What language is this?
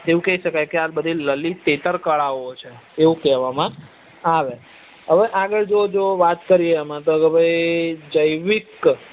Gujarati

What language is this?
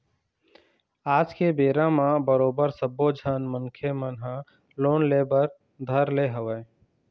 Chhattisgarhi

